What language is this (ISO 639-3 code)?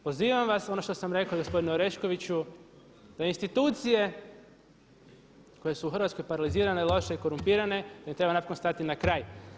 hrv